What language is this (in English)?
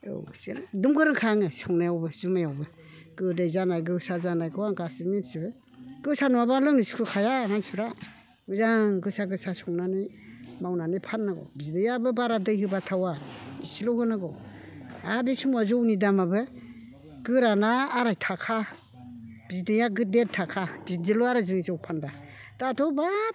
Bodo